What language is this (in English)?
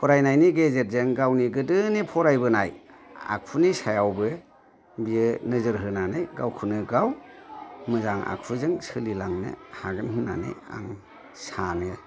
Bodo